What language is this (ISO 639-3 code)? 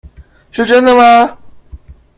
zho